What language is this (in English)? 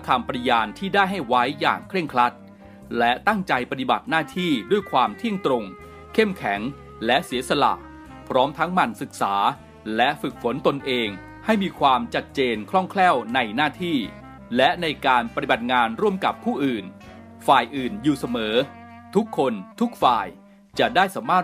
Thai